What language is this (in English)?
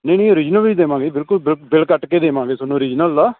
Punjabi